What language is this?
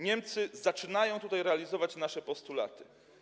Polish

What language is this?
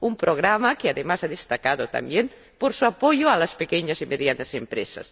Spanish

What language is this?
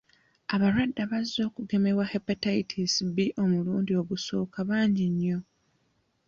Ganda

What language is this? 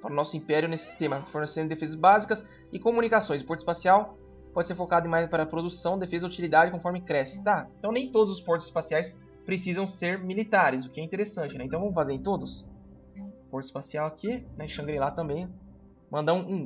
Portuguese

